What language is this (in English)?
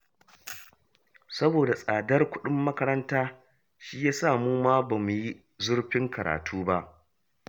Hausa